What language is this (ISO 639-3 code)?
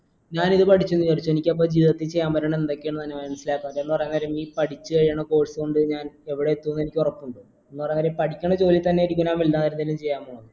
mal